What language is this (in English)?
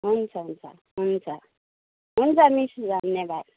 Nepali